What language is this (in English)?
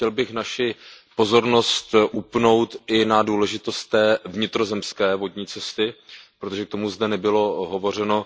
Czech